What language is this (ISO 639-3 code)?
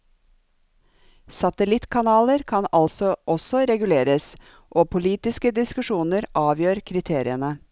nor